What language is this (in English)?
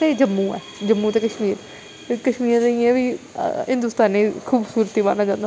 Dogri